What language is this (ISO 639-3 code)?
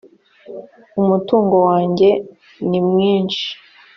kin